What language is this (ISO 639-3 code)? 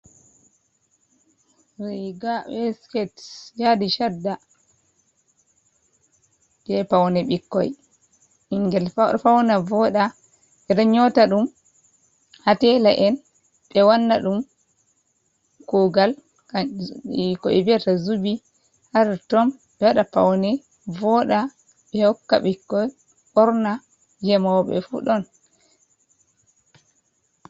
ful